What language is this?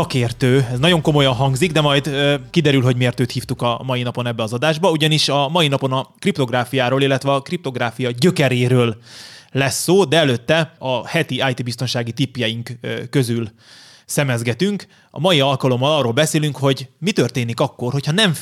Hungarian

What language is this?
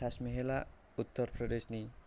Bodo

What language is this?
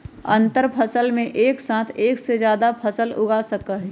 Magahi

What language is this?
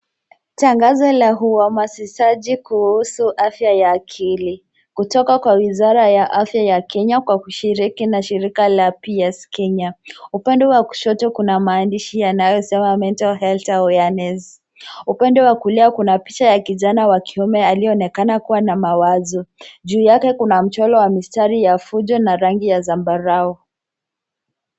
Swahili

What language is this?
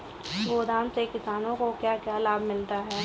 Hindi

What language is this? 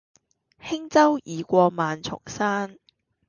Cantonese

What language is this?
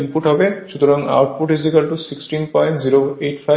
Bangla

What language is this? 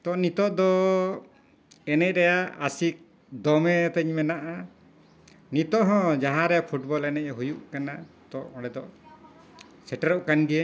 Santali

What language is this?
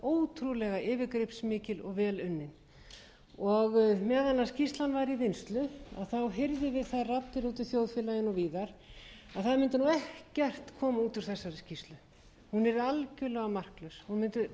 Icelandic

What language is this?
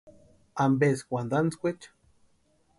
Western Highland Purepecha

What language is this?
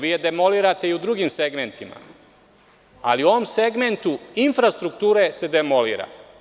Serbian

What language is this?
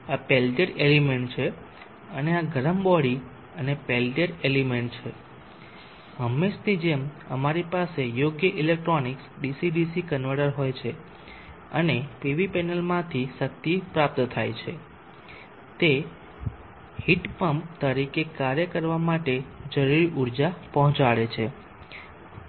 Gujarati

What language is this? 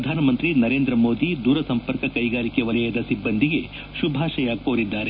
Kannada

